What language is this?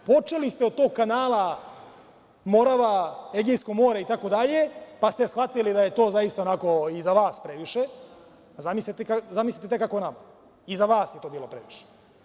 Serbian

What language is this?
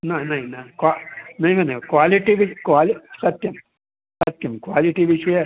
Sanskrit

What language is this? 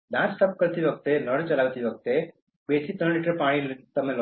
Gujarati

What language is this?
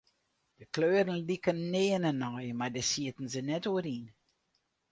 Western Frisian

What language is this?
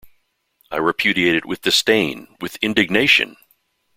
English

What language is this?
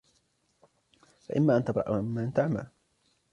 Arabic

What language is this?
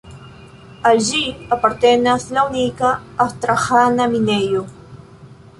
Esperanto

